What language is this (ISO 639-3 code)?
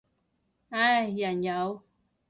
yue